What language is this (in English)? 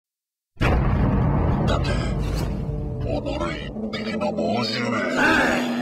Japanese